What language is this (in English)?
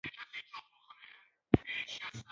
Pashto